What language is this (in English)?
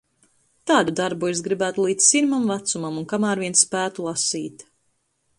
Latvian